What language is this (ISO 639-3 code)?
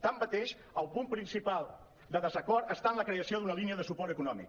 cat